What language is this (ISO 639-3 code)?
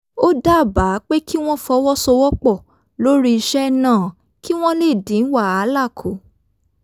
yor